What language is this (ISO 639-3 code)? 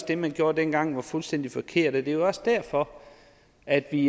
dan